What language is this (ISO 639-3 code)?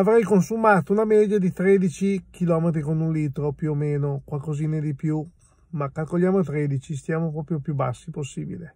ita